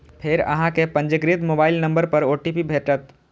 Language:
Maithili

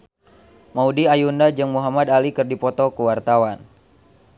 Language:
Sundanese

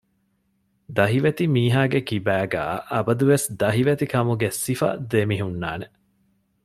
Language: Divehi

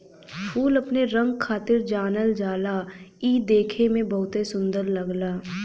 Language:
Bhojpuri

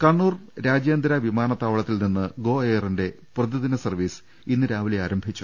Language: Malayalam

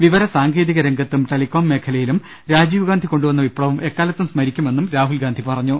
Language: Malayalam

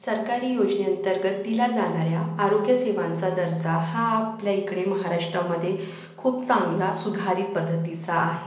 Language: Marathi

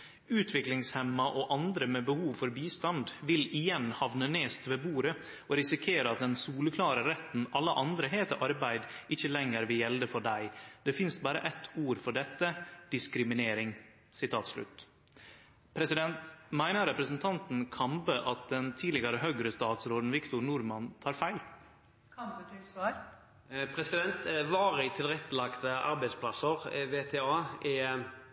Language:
Norwegian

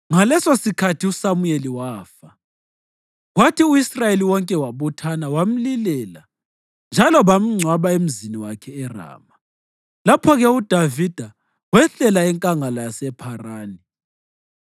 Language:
North Ndebele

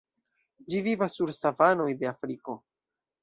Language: Esperanto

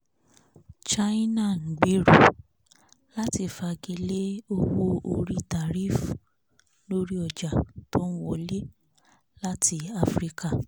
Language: Yoruba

